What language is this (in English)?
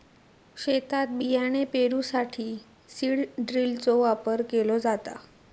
Marathi